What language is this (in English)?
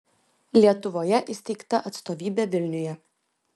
Lithuanian